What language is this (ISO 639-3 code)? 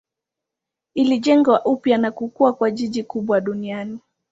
swa